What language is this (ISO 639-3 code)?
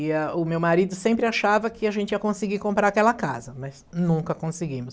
por